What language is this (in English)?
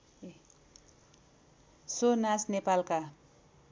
Nepali